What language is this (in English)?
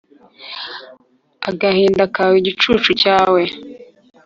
Kinyarwanda